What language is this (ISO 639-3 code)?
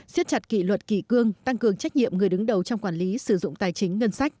vie